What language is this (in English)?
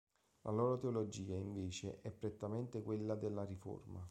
Italian